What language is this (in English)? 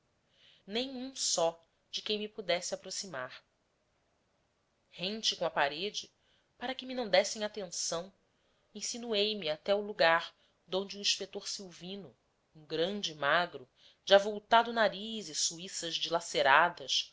Portuguese